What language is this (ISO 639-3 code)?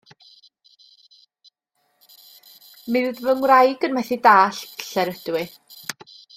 cym